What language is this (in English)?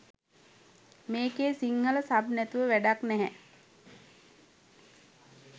Sinhala